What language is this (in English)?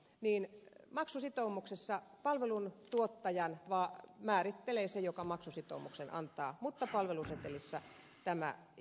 Finnish